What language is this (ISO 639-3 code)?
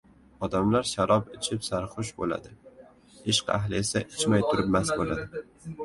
uzb